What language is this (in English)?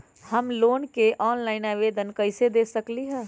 Magahi